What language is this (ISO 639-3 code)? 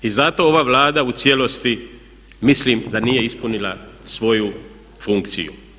hrv